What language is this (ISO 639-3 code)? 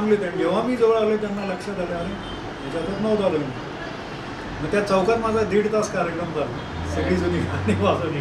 hin